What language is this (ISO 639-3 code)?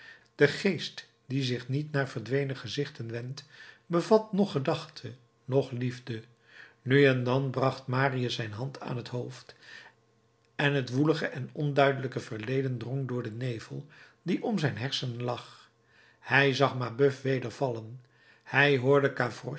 nld